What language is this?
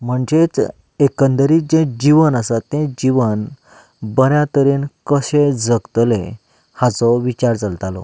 Konkani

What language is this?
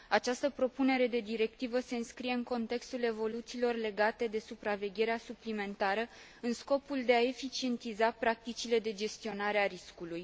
Romanian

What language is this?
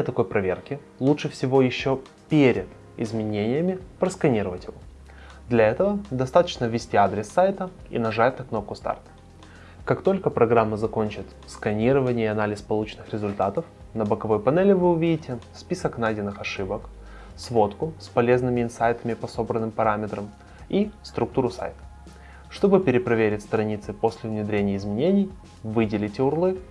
Russian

